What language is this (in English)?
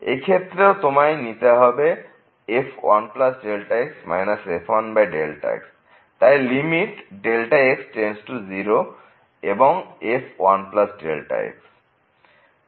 Bangla